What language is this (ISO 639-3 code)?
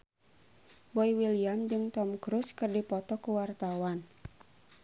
sun